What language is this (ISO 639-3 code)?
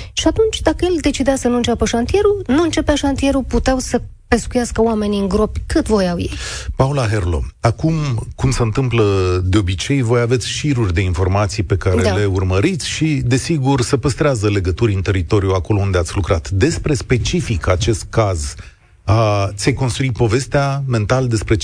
ron